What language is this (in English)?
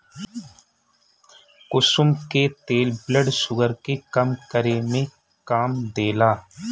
Bhojpuri